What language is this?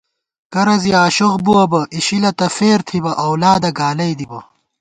Gawar-Bati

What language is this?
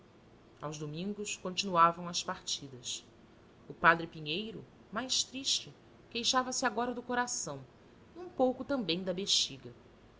Portuguese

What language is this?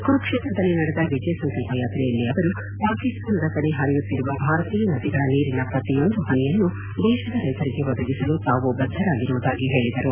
Kannada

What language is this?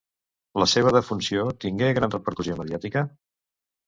Catalan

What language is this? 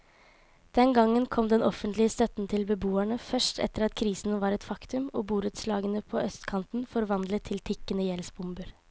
Norwegian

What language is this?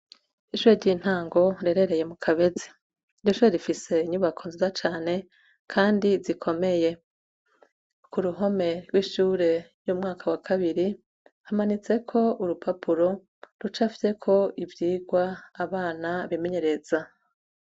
Rundi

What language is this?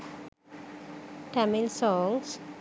Sinhala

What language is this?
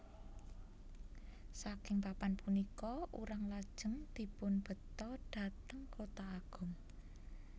Javanese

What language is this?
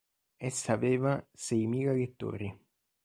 Italian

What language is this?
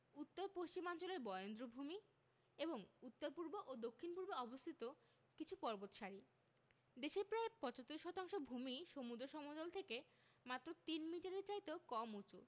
Bangla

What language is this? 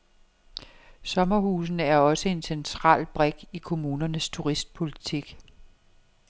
Danish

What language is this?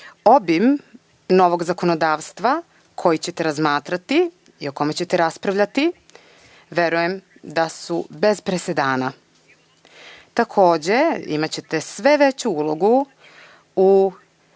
Serbian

